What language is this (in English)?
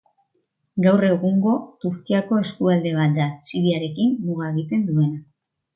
Basque